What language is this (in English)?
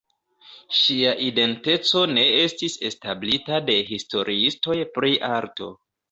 Esperanto